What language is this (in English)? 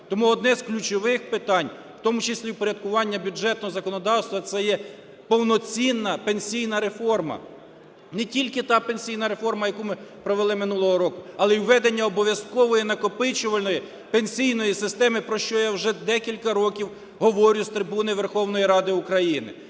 Ukrainian